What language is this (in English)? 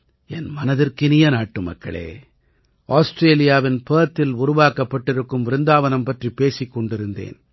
Tamil